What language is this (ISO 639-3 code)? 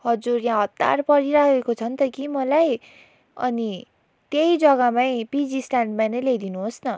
nep